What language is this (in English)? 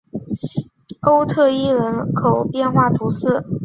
Chinese